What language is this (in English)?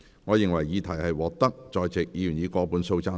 Cantonese